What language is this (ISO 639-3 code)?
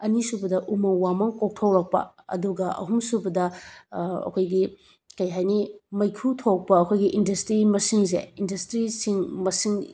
mni